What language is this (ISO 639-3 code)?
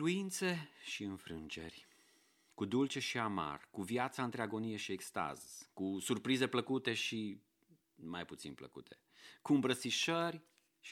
ron